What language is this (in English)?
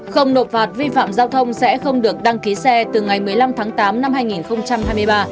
Vietnamese